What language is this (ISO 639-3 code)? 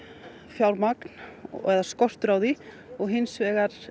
isl